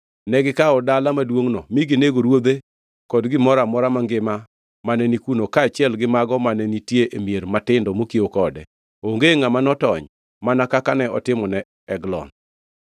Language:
Luo (Kenya and Tanzania)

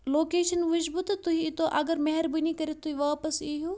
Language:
Kashmiri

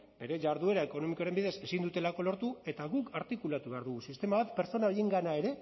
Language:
Basque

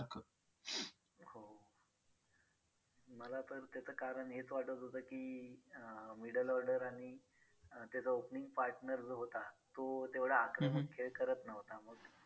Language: Marathi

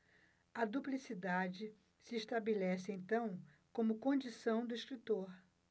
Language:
Portuguese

